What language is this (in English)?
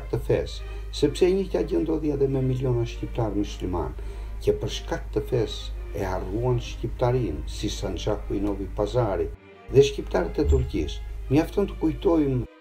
Romanian